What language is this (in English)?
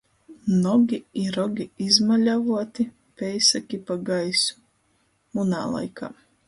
Latgalian